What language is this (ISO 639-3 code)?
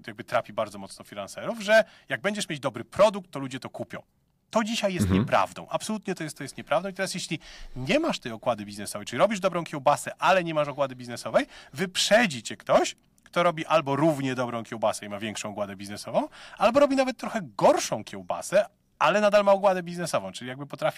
pol